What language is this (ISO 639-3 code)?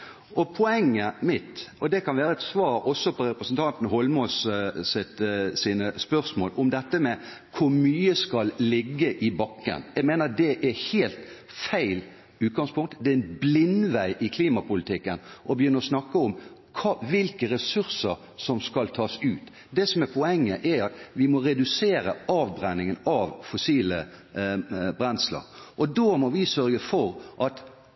nob